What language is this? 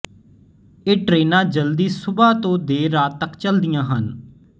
Punjabi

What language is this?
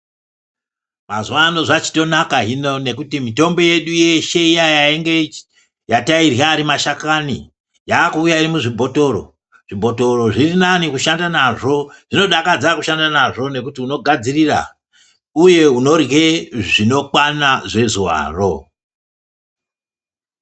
Ndau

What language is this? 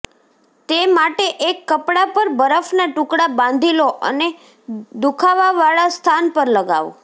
Gujarati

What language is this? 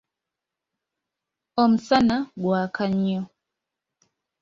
Ganda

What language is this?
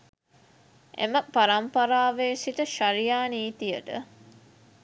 Sinhala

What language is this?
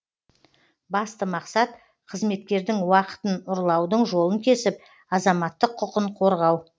Kazakh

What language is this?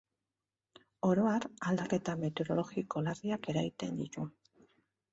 Basque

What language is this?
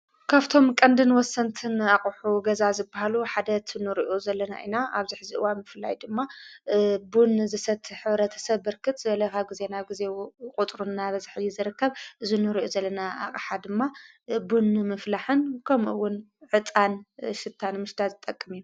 Tigrinya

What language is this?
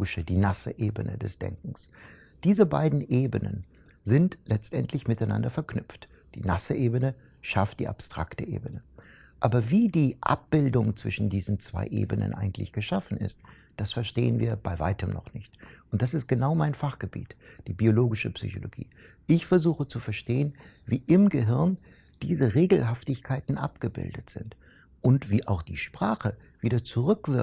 German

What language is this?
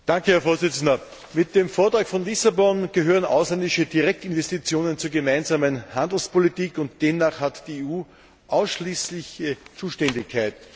German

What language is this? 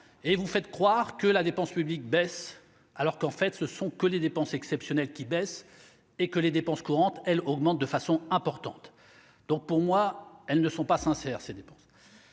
French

